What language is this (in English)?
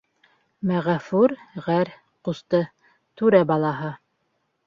Bashkir